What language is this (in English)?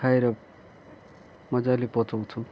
Nepali